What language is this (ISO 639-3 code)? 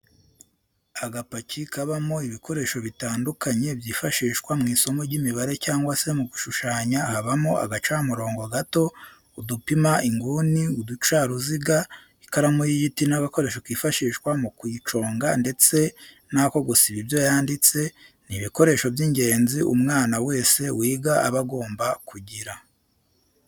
kin